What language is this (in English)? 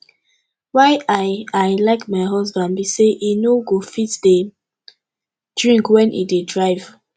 Nigerian Pidgin